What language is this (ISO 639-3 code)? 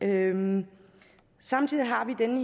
dan